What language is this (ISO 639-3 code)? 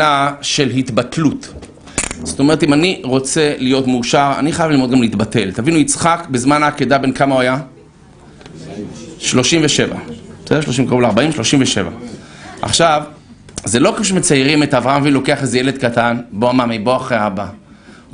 heb